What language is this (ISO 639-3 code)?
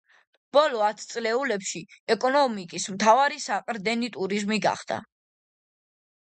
kat